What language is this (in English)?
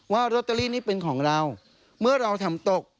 Thai